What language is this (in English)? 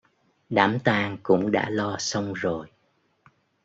Vietnamese